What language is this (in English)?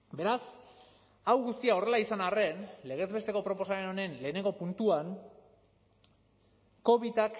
Basque